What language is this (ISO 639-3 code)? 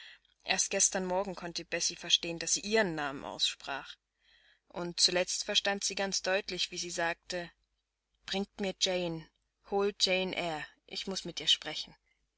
deu